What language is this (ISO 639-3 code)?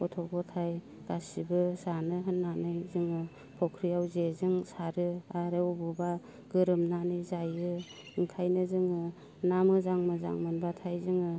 brx